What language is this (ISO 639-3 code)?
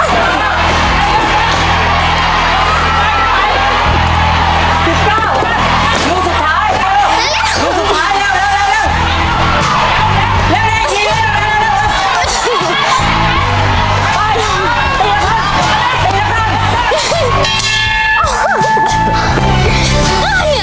tha